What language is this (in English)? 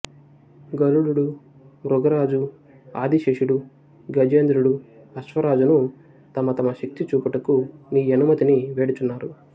Telugu